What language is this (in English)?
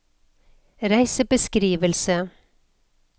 Norwegian